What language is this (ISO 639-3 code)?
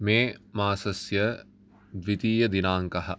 san